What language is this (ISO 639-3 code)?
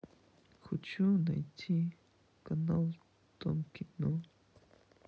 rus